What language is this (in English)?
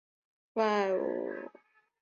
Chinese